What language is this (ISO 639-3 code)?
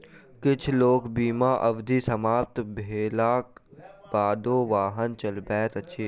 mai